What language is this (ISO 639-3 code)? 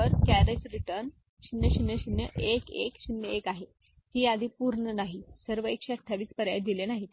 mar